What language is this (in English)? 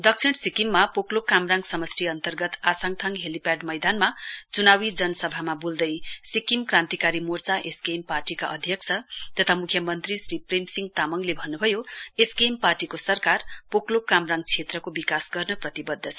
Nepali